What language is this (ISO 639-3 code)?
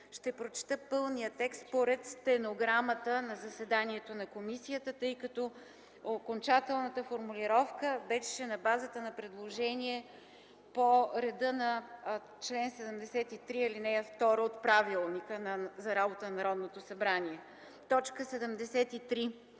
bul